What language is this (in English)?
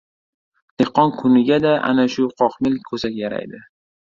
Uzbek